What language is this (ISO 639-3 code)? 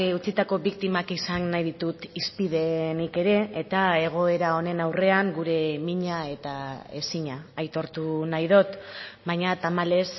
eus